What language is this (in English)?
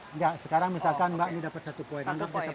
Indonesian